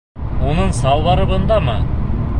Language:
Bashkir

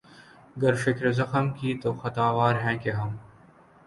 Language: Urdu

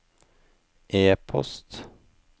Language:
Norwegian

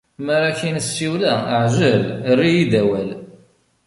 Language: Kabyle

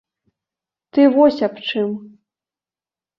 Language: Belarusian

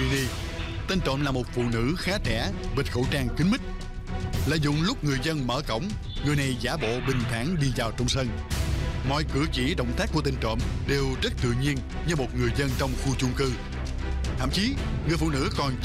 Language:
Vietnamese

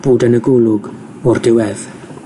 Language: Welsh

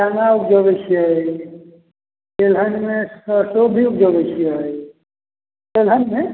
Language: Maithili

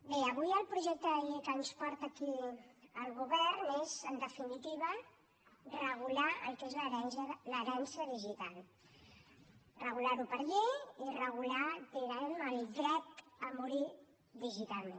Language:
Catalan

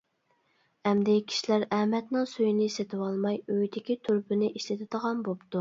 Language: Uyghur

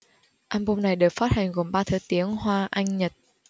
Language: Vietnamese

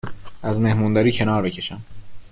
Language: Persian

